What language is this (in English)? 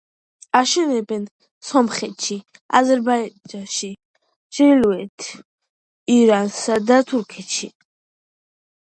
Georgian